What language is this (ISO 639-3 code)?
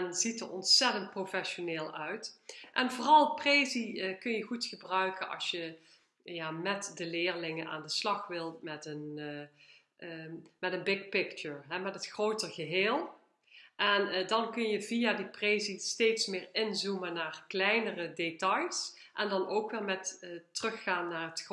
nld